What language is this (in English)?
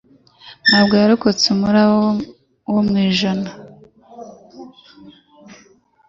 Kinyarwanda